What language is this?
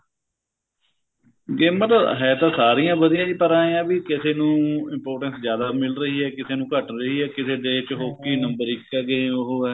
Punjabi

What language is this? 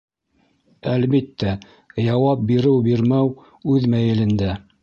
Bashkir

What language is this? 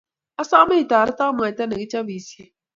Kalenjin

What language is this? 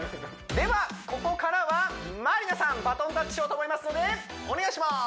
Japanese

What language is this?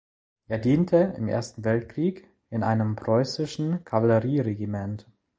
German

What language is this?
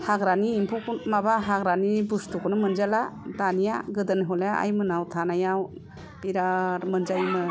Bodo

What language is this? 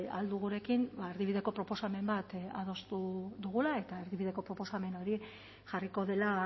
Basque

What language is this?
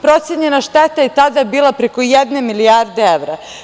Serbian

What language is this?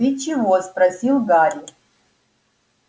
Russian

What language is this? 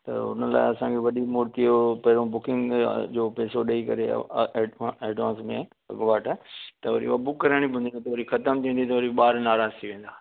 Sindhi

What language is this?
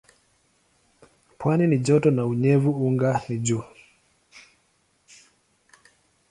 Swahili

